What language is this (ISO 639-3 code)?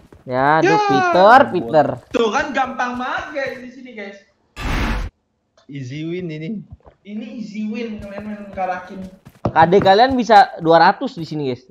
ind